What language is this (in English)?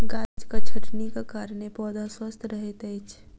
Maithili